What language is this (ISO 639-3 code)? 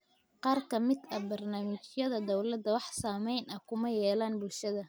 som